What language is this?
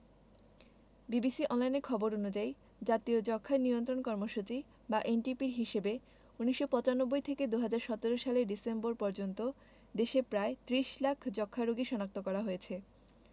Bangla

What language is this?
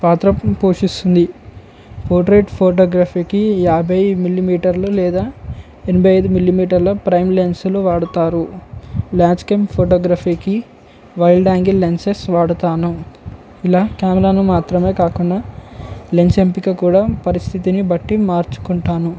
Telugu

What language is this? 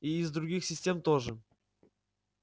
Russian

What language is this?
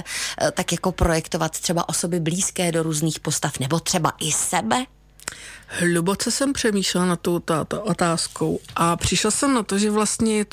Czech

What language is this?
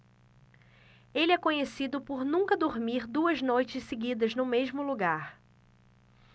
Portuguese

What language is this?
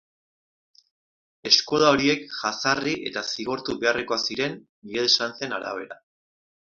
Basque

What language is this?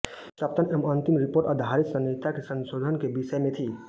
Hindi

